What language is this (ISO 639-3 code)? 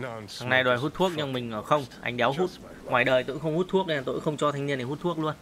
vie